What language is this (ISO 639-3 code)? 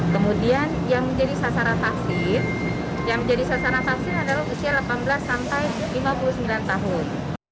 ind